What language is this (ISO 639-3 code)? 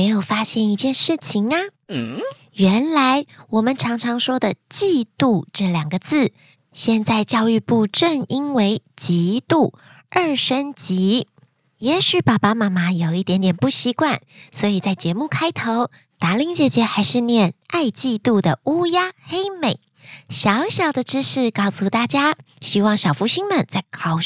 zho